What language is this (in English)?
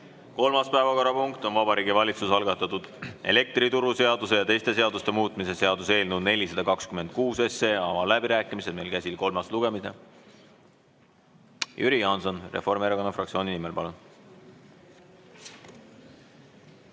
Estonian